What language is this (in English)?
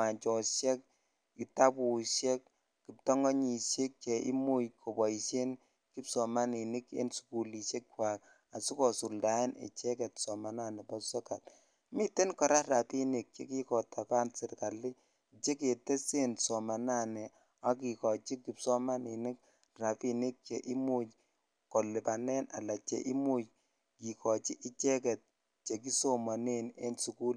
Kalenjin